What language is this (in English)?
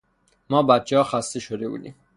Persian